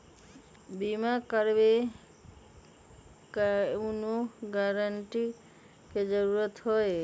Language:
Magahi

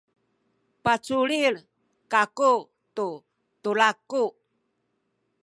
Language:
Sakizaya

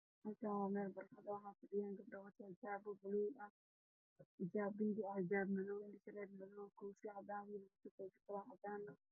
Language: Somali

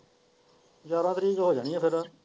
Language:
Punjabi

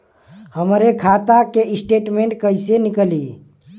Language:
Bhojpuri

